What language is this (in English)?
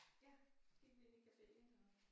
Danish